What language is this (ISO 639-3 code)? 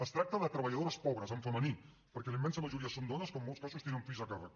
cat